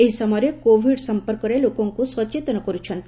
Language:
Odia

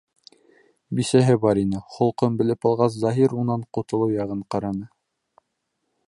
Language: Bashkir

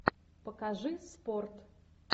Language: Russian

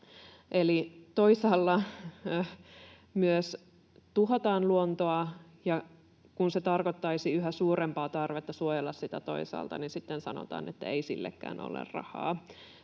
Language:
Finnish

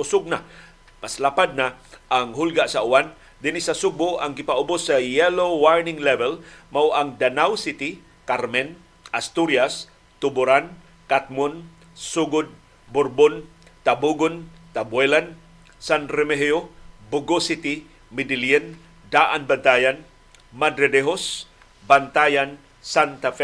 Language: Filipino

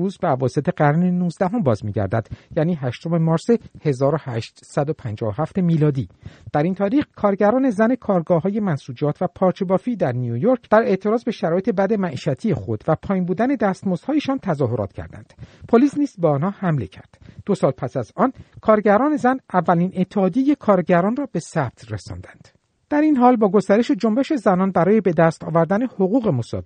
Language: Persian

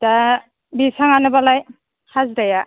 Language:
Bodo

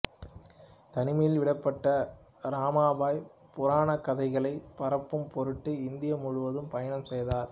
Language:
Tamil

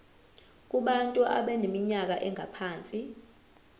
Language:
Zulu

